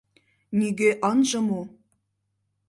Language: Mari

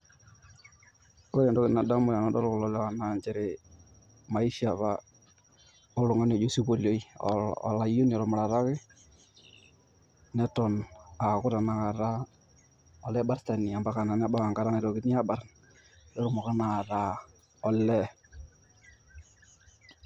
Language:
Masai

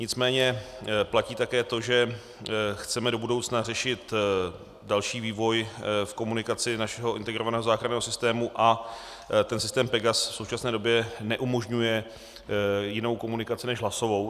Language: Czech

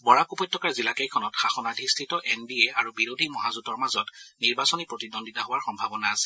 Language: Assamese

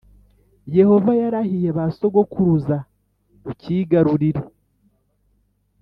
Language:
Kinyarwanda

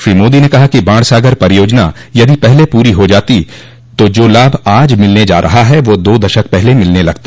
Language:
Hindi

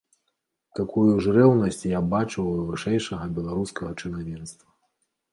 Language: Belarusian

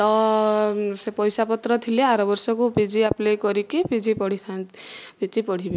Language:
Odia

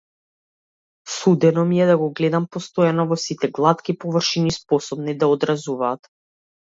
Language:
Macedonian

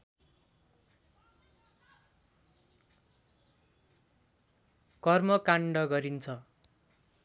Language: Nepali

